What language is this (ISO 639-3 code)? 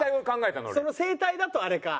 jpn